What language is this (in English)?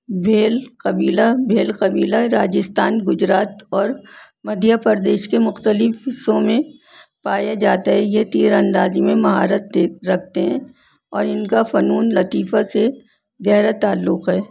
Urdu